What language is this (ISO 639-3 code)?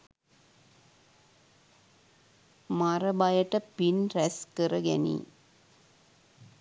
sin